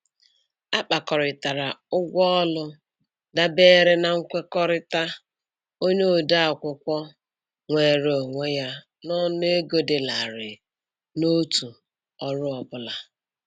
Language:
Igbo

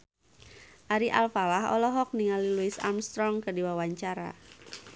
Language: Sundanese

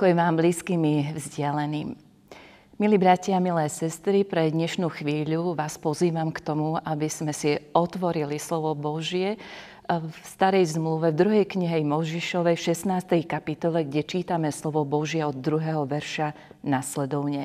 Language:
Slovak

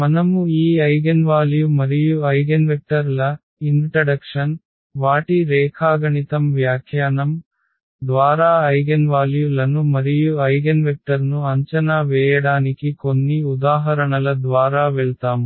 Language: Telugu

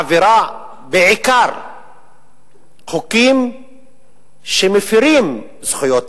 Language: Hebrew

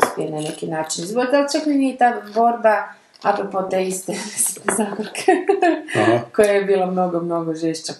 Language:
Croatian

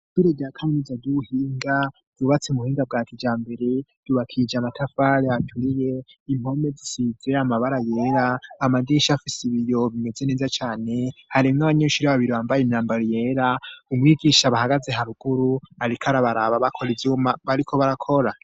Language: Rundi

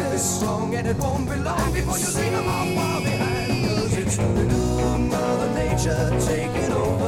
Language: English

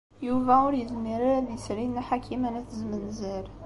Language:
Kabyle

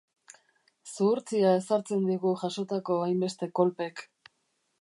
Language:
Basque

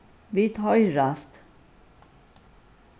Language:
Faroese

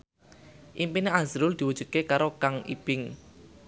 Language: Javanese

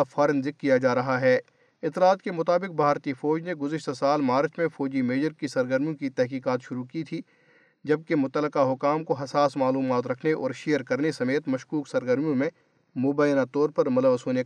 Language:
Urdu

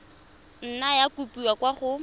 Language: Tswana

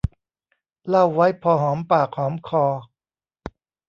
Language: Thai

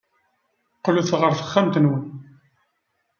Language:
Kabyle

